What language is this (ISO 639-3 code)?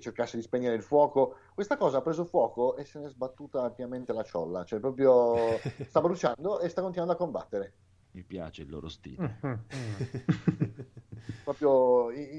ita